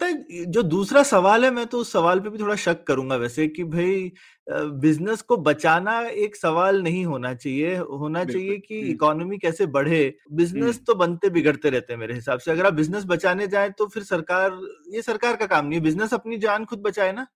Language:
Hindi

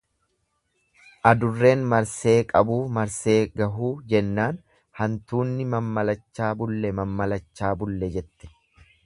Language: Oromo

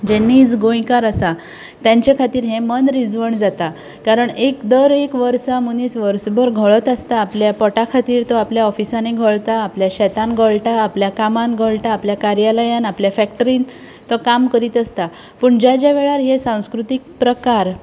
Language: Konkani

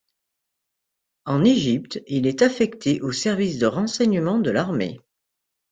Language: French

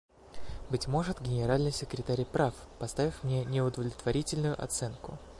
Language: Russian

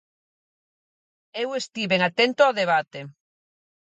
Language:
Galician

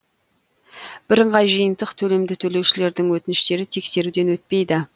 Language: Kazakh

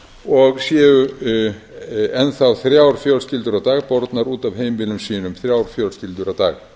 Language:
Icelandic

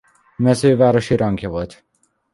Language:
Hungarian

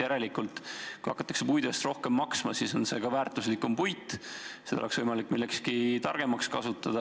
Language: Estonian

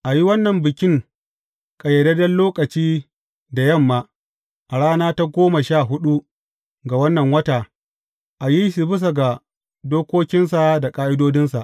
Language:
Hausa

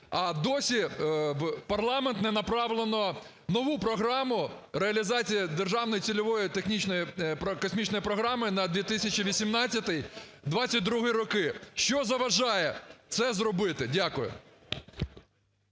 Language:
Ukrainian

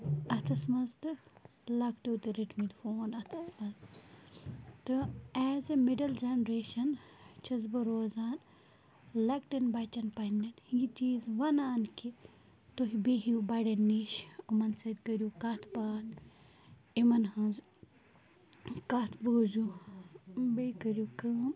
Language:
Kashmiri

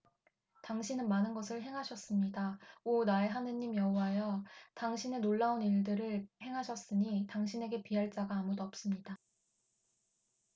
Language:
Korean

